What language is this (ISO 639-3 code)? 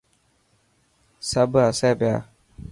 mki